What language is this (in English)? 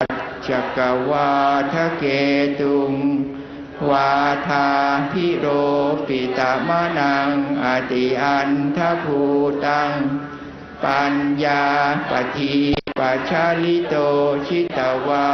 Thai